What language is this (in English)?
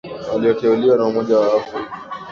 Swahili